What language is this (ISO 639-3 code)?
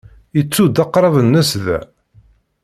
kab